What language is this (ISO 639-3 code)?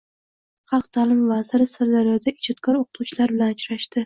uzb